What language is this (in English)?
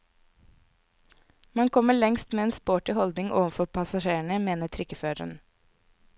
Norwegian